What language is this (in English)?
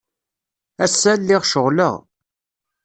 Kabyle